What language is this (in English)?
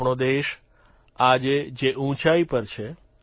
Gujarati